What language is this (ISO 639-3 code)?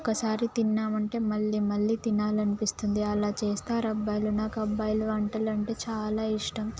tel